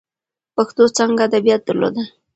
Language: Pashto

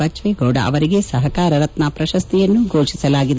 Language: Kannada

